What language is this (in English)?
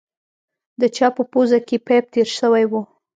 Pashto